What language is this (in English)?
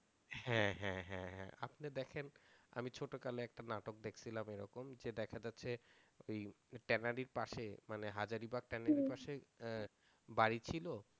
Bangla